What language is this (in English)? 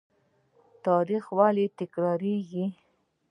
Pashto